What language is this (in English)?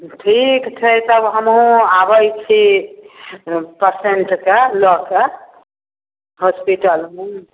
Maithili